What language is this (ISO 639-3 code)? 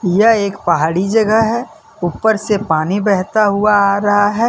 hin